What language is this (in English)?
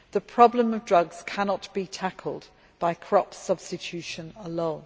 English